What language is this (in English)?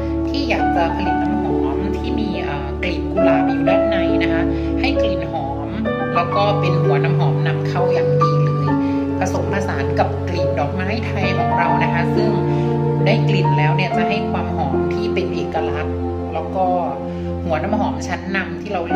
Thai